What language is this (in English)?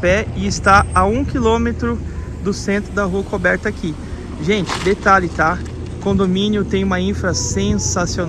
Portuguese